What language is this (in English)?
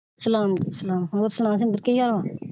Punjabi